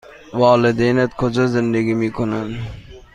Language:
Persian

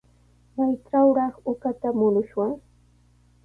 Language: Sihuas Ancash Quechua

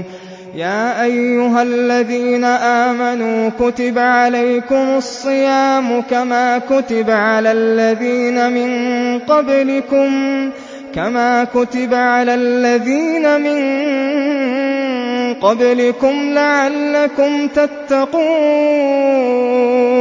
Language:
Arabic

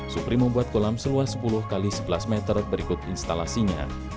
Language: Indonesian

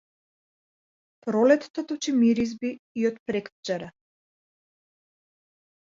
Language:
Macedonian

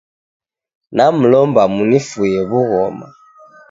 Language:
Taita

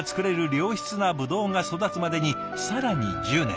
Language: Japanese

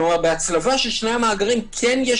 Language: Hebrew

